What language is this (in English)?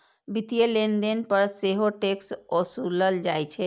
Maithili